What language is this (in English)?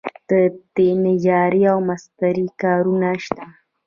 Pashto